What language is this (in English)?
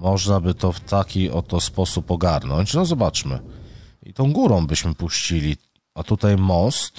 Polish